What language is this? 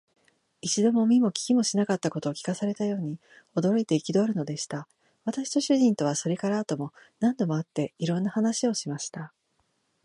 Japanese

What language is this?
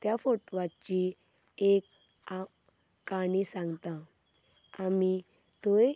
Konkani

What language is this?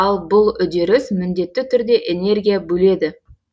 Kazakh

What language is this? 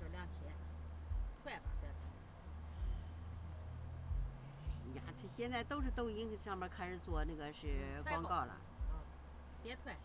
Chinese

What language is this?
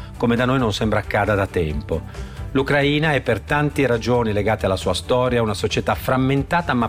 Italian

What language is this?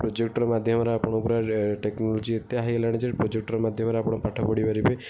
Odia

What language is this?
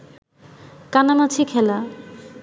Bangla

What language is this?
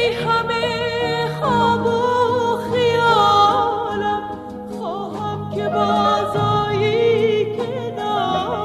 Persian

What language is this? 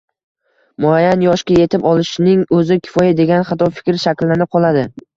Uzbek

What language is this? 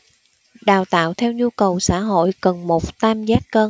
Vietnamese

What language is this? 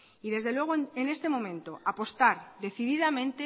Spanish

